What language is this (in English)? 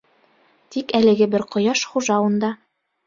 Bashkir